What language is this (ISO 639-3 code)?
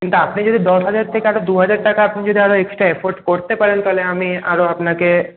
ben